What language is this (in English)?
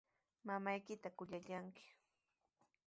Sihuas Ancash Quechua